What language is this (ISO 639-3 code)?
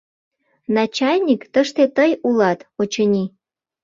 chm